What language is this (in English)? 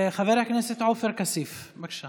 Hebrew